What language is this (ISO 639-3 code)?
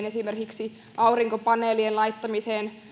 fin